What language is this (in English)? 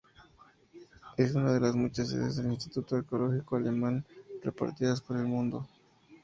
Spanish